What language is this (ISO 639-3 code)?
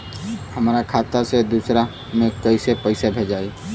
bho